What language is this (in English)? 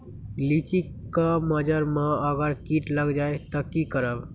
Magahi